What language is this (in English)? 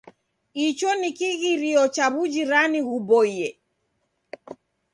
Taita